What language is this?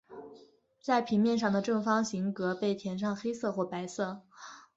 Chinese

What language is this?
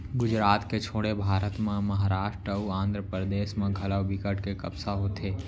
Chhattisgarhi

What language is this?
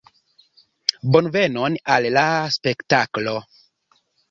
Esperanto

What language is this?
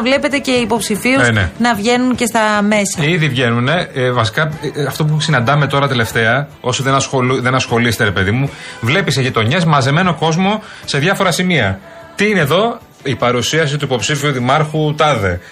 Greek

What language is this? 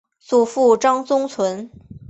Chinese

